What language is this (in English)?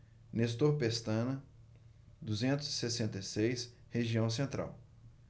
Portuguese